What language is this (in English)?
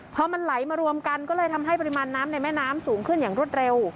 Thai